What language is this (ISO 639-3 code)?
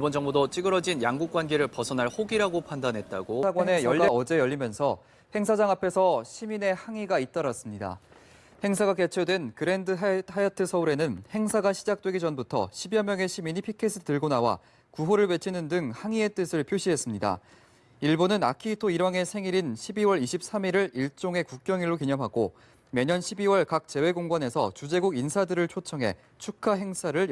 kor